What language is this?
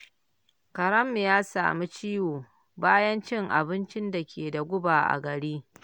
Hausa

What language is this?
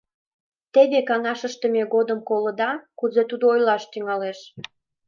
Mari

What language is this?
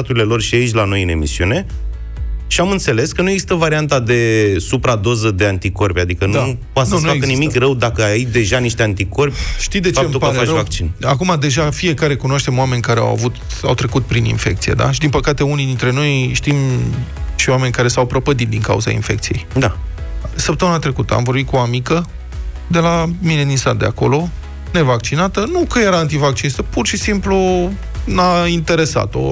Romanian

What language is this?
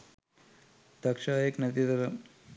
Sinhala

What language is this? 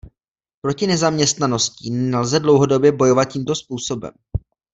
Czech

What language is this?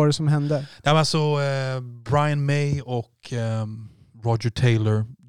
Swedish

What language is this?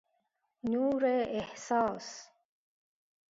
Persian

